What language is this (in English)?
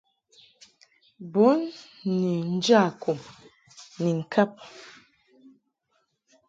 Mungaka